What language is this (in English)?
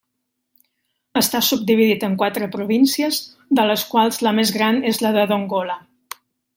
Catalan